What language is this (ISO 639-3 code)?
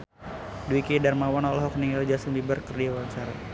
sun